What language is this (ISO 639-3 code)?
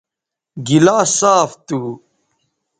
btv